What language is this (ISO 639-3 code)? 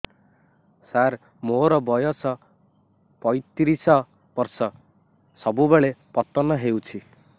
ori